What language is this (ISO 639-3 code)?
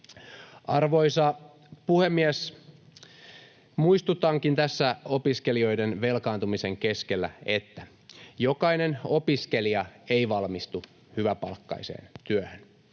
fin